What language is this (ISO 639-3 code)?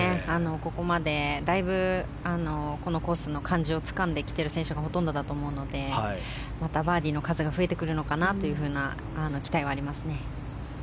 jpn